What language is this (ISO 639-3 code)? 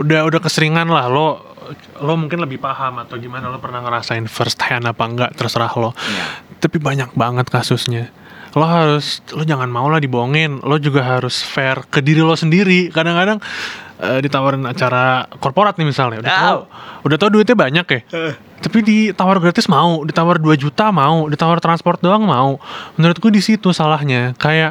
ind